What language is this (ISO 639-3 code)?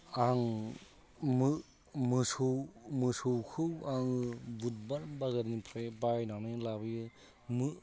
brx